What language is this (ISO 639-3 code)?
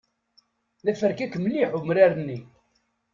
kab